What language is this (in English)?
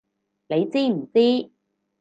Cantonese